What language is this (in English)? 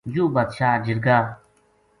Gujari